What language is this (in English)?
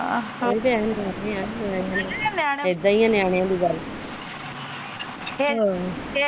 Punjabi